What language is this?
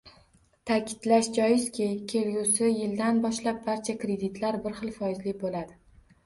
Uzbek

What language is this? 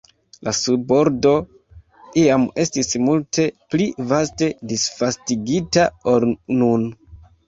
Esperanto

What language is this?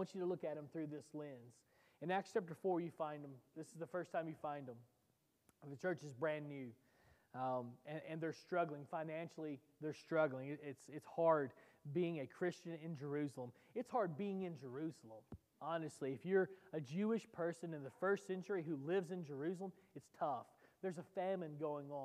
English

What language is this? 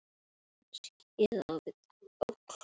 Icelandic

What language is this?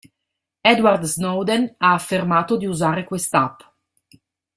Italian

